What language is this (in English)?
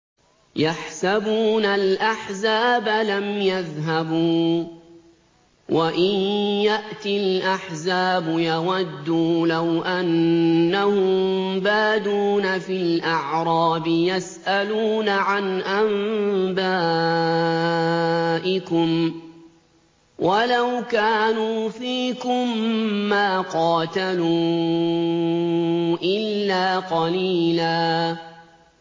Arabic